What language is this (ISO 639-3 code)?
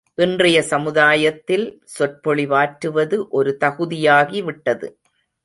tam